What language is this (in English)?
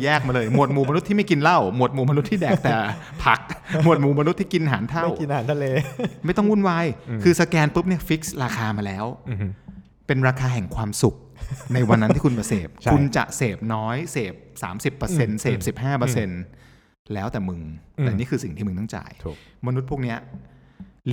Thai